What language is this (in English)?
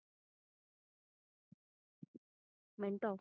Punjabi